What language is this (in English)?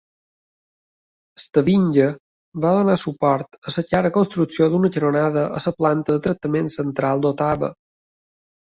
Catalan